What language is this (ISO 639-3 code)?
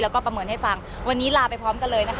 tha